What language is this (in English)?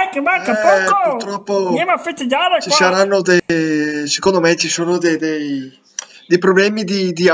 Italian